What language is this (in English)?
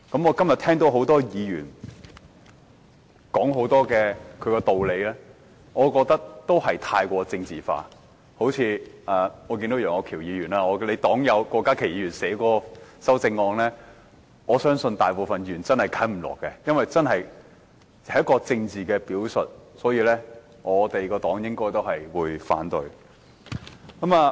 Cantonese